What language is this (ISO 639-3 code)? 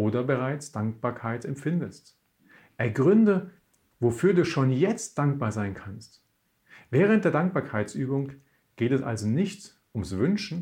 deu